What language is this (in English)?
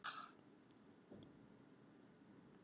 Icelandic